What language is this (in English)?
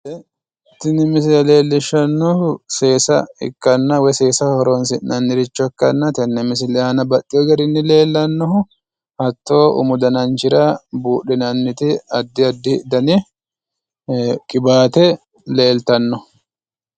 Sidamo